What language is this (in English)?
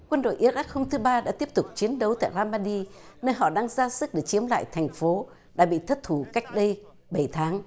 Vietnamese